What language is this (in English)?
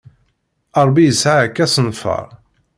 Kabyle